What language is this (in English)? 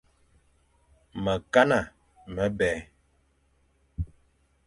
Fang